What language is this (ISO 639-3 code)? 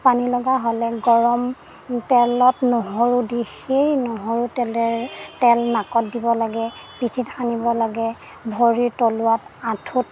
asm